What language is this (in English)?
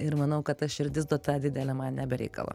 Lithuanian